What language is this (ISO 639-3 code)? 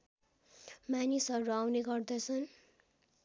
nep